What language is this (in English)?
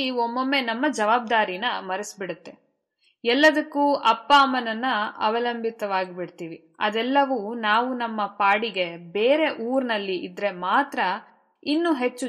Kannada